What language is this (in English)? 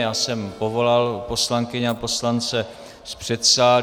Czech